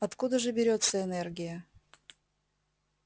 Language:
Russian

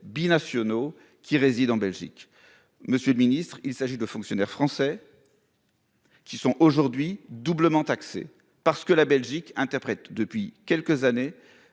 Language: French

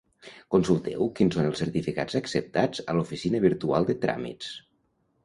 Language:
Catalan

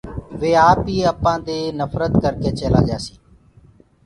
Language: Gurgula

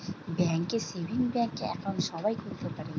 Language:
Bangla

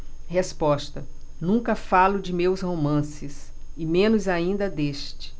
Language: Portuguese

